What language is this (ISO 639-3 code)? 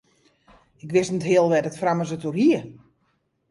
fry